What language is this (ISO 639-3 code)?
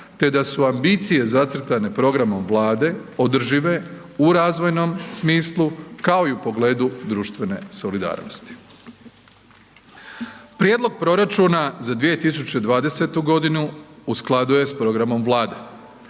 hrv